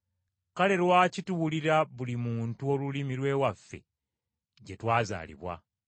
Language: Ganda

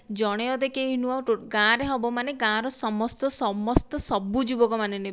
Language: Odia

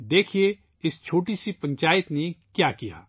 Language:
Urdu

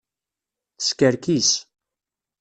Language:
Kabyle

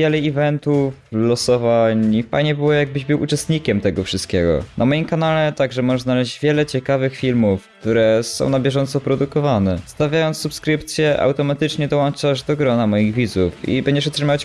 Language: Polish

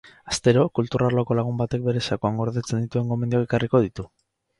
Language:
Basque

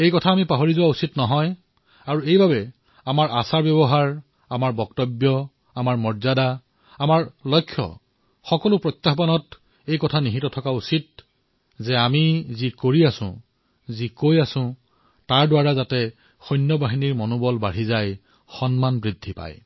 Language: Assamese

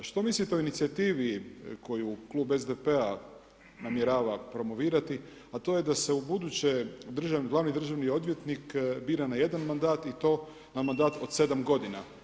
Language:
Croatian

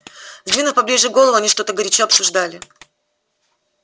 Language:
Russian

